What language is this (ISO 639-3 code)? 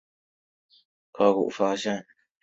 zho